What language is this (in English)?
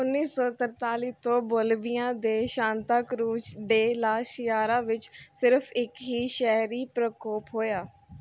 Punjabi